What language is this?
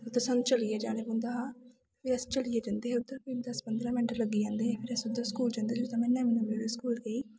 Dogri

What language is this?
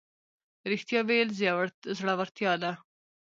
Pashto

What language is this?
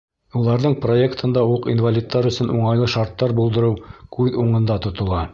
Bashkir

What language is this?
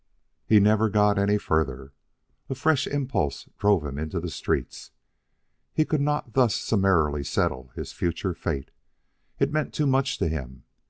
English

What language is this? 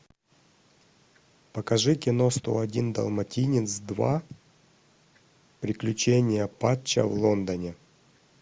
Russian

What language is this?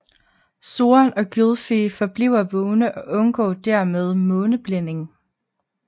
Danish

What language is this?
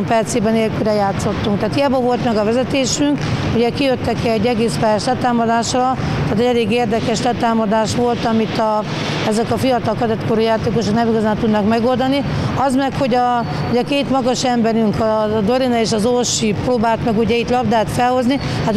Hungarian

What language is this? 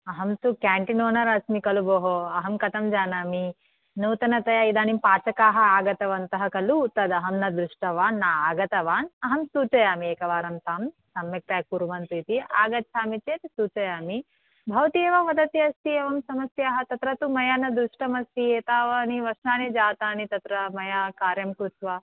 Sanskrit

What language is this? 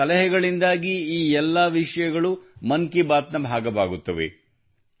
Kannada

